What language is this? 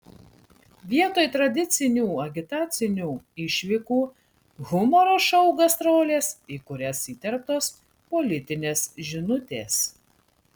Lithuanian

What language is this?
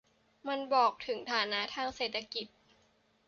Thai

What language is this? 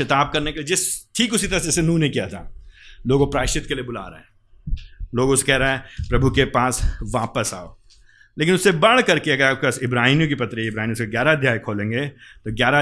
Hindi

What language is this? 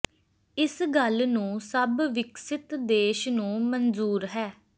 Punjabi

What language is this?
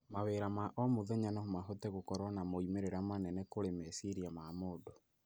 Kikuyu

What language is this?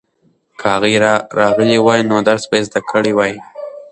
Pashto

